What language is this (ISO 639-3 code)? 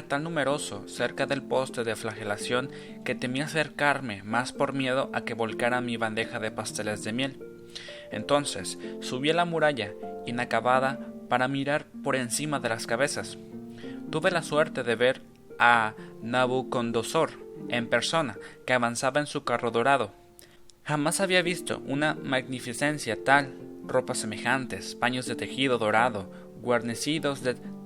spa